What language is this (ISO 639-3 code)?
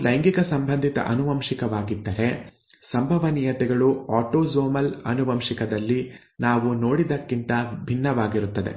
kan